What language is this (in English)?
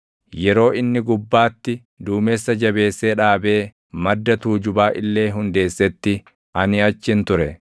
Oromo